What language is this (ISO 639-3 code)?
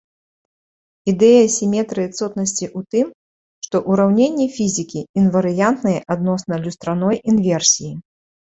bel